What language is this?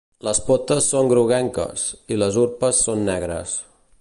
Catalan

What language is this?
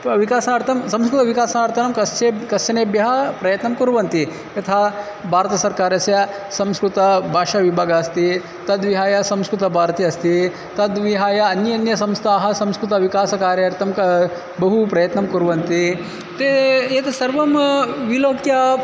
Sanskrit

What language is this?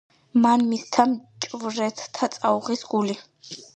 Georgian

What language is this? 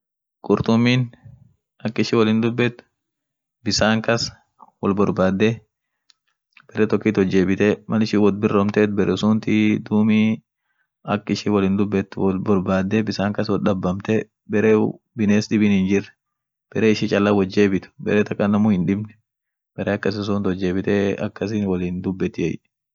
Orma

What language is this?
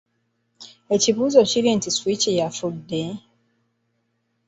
Ganda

